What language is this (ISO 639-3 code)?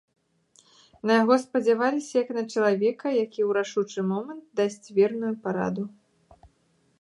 bel